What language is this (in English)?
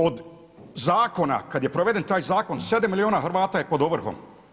Croatian